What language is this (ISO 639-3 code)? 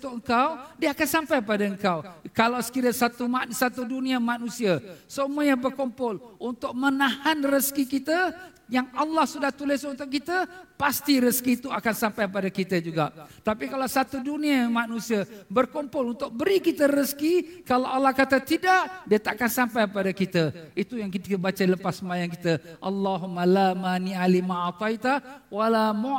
msa